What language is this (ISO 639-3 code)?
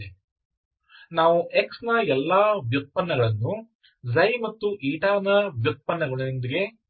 kan